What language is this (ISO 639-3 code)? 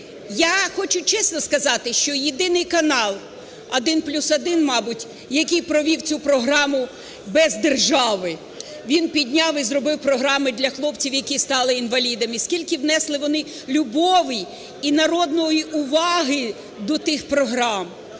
ukr